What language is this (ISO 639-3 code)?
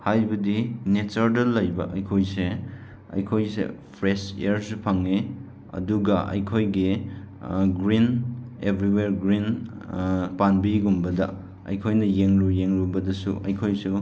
mni